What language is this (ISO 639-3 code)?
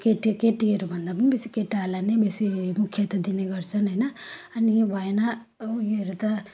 nep